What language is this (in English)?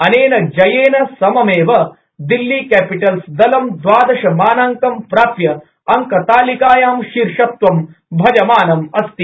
Sanskrit